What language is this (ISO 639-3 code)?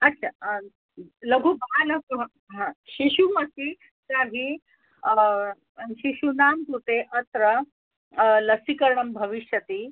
san